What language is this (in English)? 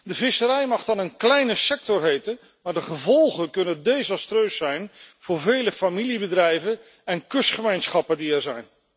Dutch